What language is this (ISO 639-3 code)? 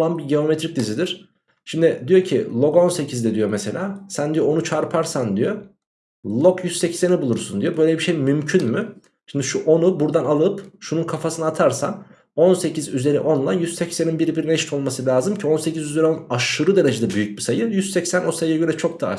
tur